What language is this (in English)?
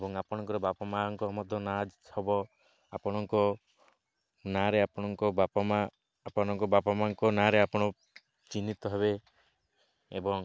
Odia